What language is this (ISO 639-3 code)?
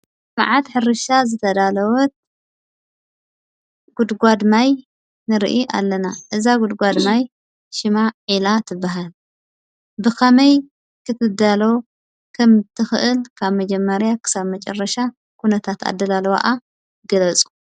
tir